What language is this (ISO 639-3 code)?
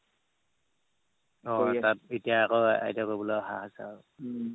asm